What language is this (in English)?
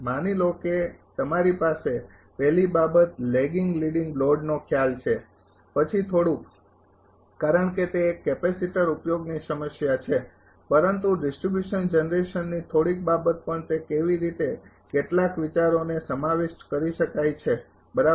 Gujarati